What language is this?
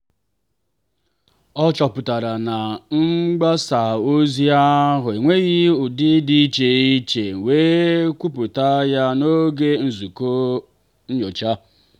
Igbo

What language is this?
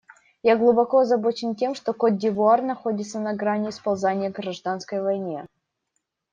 Russian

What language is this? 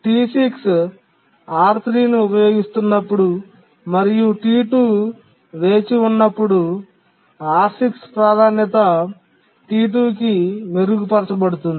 Telugu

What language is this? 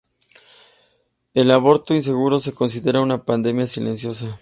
Spanish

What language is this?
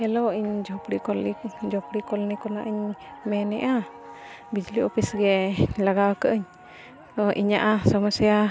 Santali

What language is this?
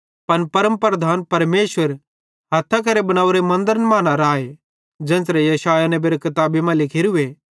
Bhadrawahi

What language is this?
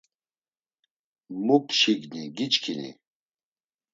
Laz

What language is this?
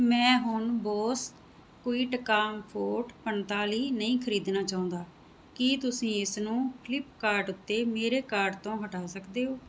Punjabi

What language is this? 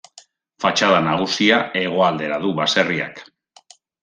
Basque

